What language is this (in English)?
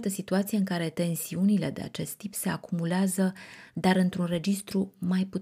Romanian